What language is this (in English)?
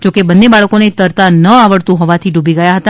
Gujarati